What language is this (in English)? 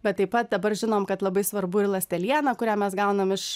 Lithuanian